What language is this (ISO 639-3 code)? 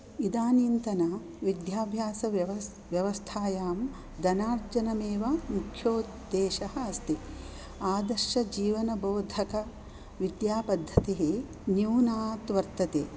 san